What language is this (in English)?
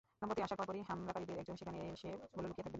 Bangla